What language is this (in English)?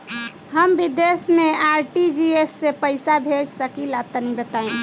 Bhojpuri